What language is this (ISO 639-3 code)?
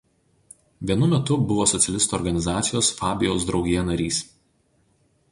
lit